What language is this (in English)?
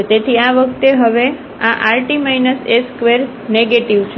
Gujarati